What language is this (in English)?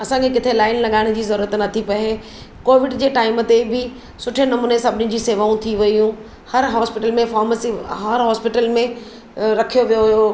Sindhi